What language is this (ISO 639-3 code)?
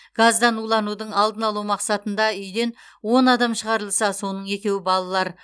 kaz